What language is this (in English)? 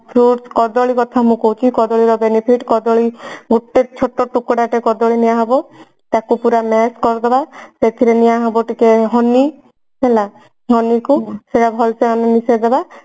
Odia